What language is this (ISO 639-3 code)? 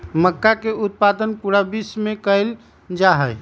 mag